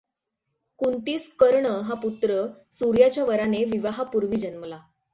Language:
Marathi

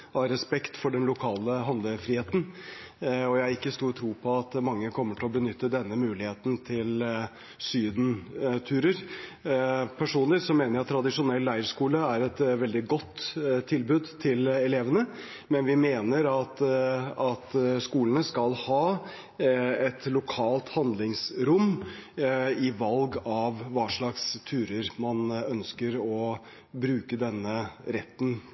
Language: Norwegian Bokmål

